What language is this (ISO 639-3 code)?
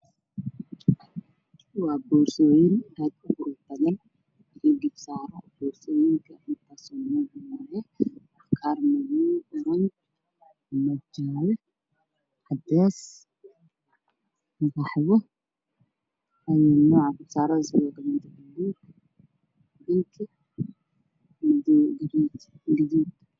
som